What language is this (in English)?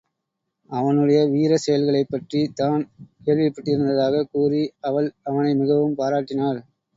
Tamil